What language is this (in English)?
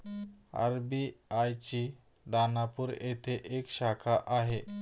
Marathi